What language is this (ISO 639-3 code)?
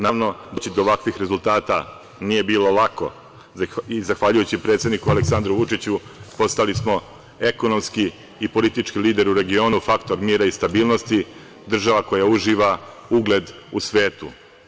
srp